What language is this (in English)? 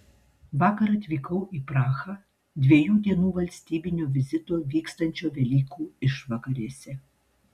Lithuanian